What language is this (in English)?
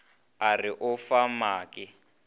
Northern Sotho